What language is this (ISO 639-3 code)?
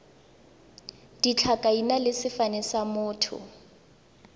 tsn